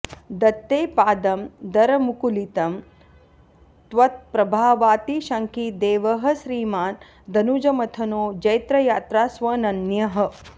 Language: Sanskrit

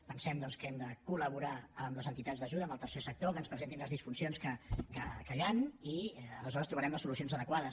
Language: Catalan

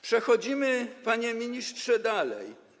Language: Polish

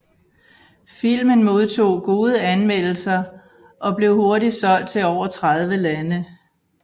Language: Danish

